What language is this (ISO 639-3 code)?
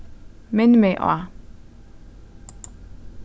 fao